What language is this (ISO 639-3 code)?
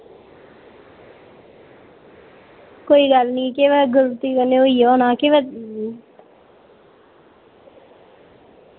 doi